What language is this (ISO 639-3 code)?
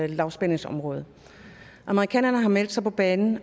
dan